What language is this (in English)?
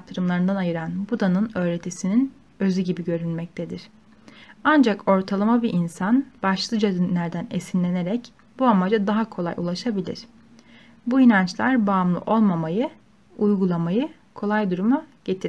Turkish